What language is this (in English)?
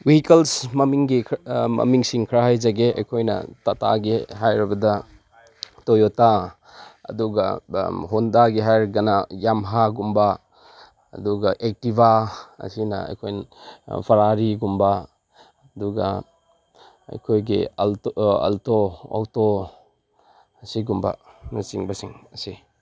Manipuri